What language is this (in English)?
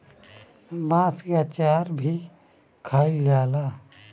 Bhojpuri